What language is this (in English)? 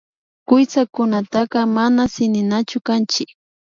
Imbabura Highland Quichua